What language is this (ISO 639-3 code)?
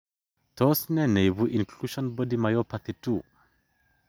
kln